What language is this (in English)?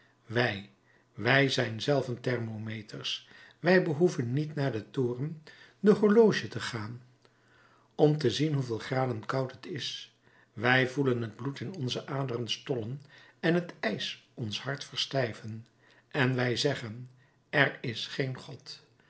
Dutch